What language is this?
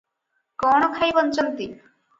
Odia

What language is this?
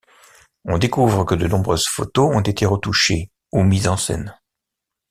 French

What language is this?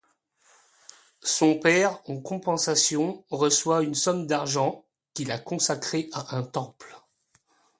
French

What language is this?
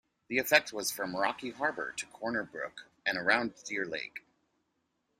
English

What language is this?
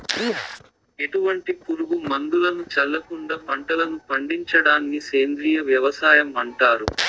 Telugu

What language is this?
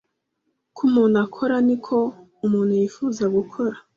Kinyarwanda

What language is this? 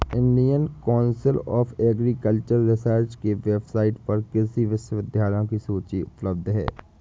Hindi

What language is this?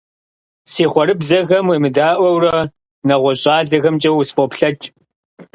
Kabardian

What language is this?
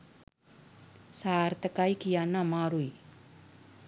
Sinhala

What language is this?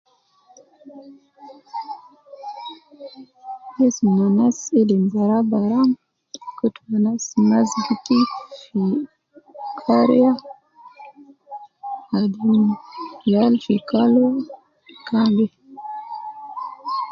Nubi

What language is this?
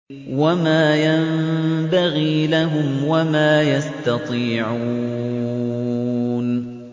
Arabic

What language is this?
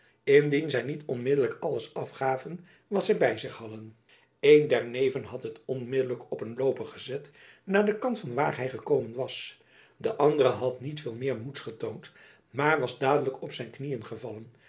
Dutch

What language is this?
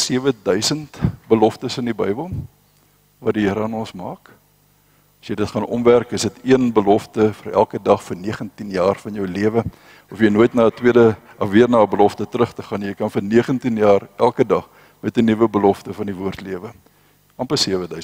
Dutch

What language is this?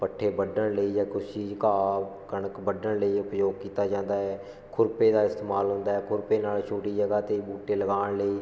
Punjabi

